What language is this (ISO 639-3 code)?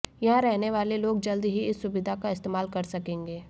hin